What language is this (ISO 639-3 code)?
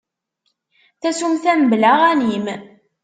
kab